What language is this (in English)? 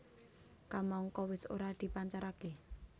Javanese